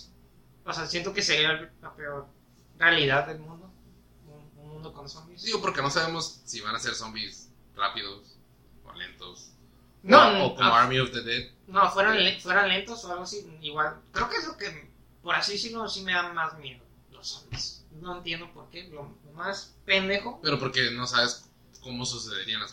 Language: Spanish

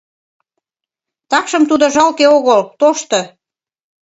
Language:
Mari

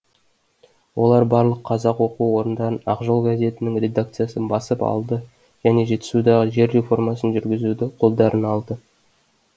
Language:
Kazakh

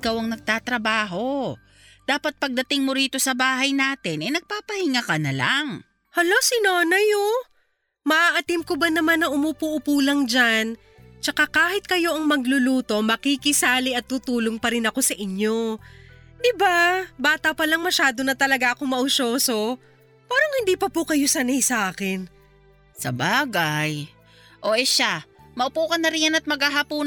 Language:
Filipino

